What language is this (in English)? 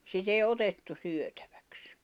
Finnish